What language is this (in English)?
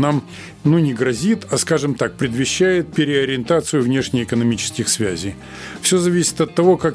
Russian